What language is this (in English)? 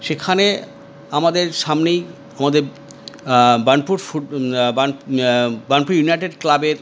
Bangla